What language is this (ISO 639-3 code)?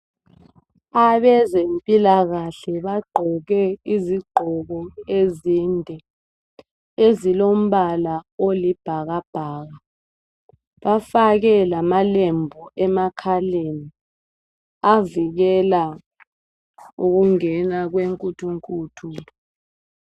nde